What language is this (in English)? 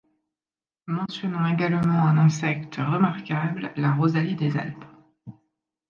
French